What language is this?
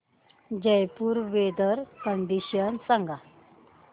Marathi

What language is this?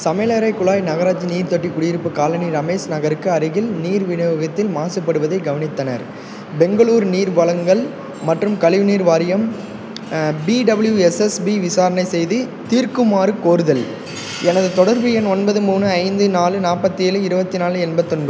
Tamil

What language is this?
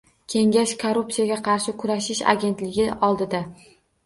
Uzbek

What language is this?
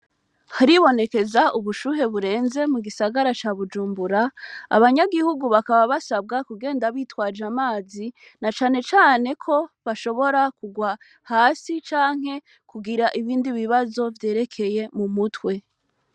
Rundi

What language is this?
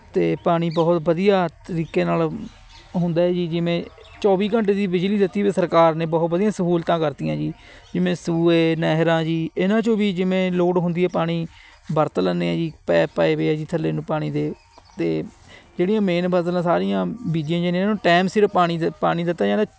Punjabi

